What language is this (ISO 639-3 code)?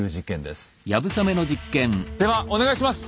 jpn